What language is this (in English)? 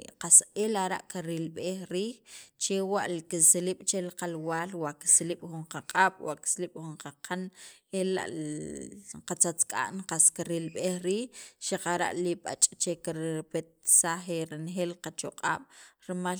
Sacapulteco